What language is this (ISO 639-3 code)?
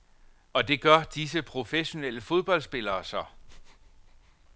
dan